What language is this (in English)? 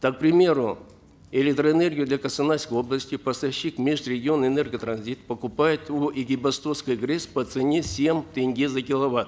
Kazakh